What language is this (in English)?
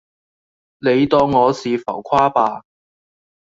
Cantonese